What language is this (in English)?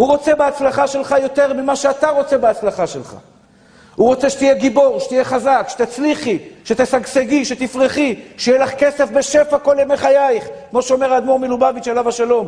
Hebrew